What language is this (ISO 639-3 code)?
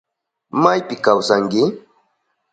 qup